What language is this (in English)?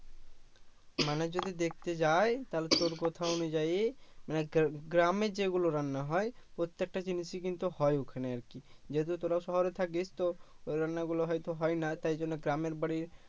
Bangla